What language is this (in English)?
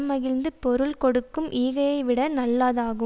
Tamil